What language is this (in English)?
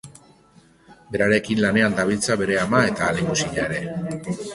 Basque